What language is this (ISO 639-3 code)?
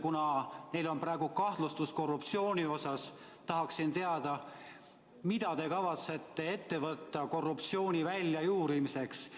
est